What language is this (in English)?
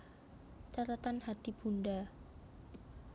Javanese